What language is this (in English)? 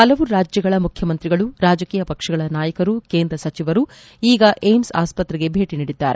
Kannada